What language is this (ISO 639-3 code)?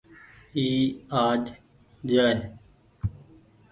gig